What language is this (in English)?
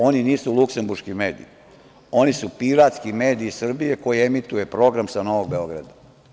Serbian